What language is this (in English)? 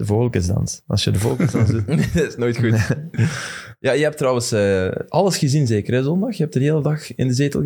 Dutch